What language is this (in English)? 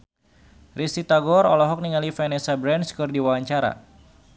Sundanese